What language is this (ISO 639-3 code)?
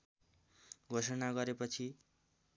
nep